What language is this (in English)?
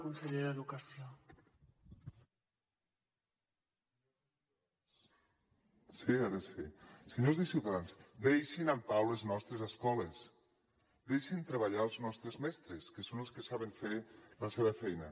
Catalan